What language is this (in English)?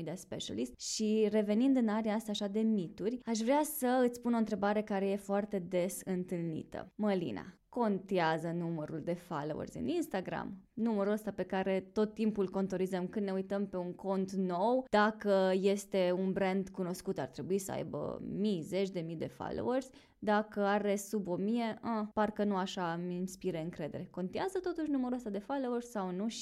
Romanian